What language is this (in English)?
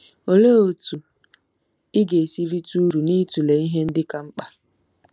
Igbo